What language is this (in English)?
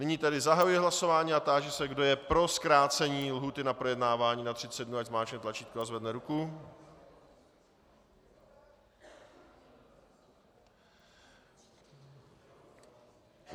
Czech